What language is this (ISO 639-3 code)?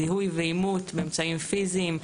heb